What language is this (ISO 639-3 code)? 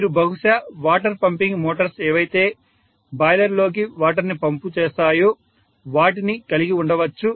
tel